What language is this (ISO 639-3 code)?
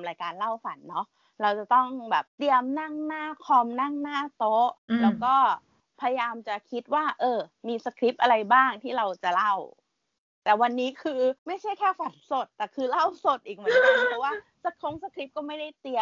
tha